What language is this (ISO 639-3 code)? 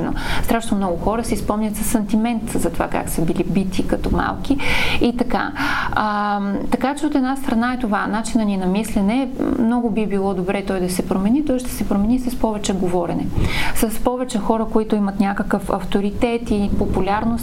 bul